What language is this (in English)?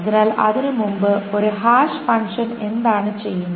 Malayalam